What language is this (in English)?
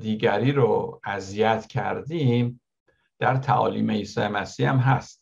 Persian